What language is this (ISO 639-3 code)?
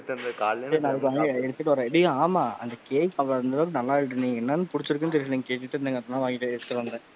tam